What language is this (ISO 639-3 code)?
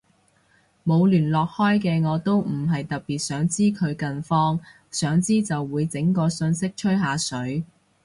yue